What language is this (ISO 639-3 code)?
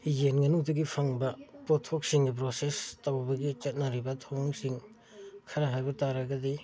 mni